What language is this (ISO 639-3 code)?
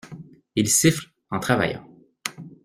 fra